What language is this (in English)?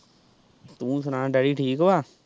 Punjabi